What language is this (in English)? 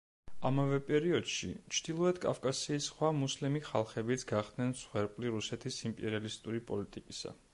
Georgian